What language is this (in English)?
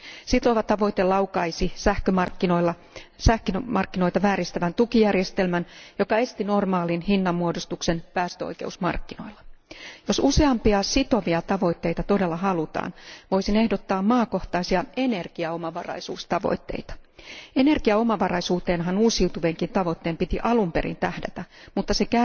Finnish